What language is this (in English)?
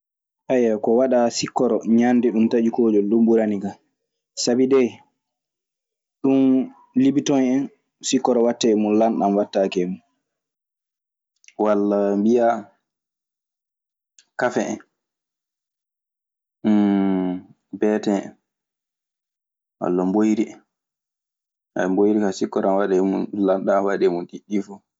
Maasina Fulfulde